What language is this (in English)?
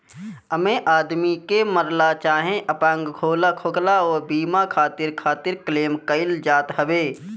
Bhojpuri